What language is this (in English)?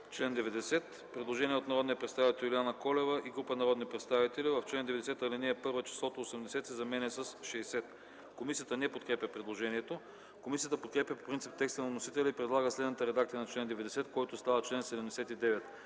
Bulgarian